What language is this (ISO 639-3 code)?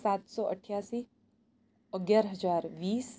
guj